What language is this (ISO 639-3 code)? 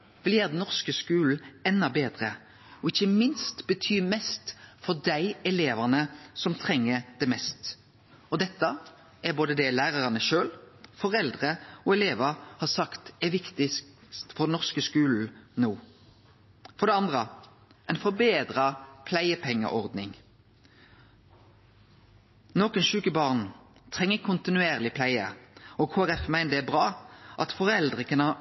nno